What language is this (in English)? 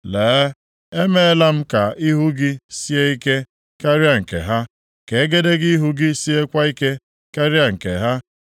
Igbo